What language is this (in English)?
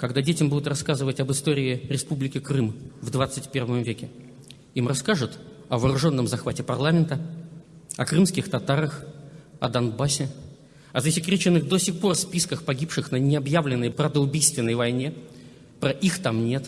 Russian